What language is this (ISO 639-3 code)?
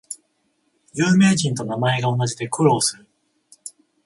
jpn